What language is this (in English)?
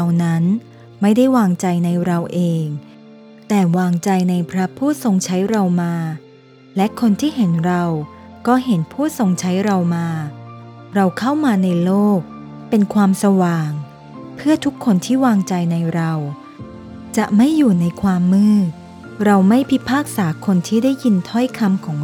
Thai